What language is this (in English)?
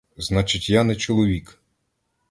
Ukrainian